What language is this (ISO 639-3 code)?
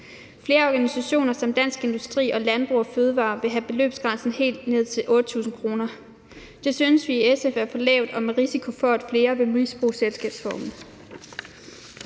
dan